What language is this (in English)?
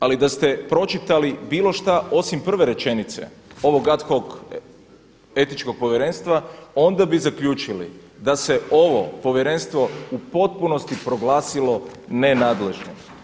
Croatian